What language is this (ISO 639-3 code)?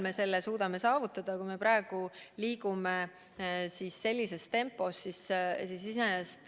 est